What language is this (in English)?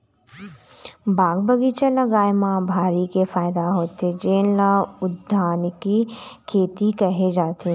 Chhattisgarhi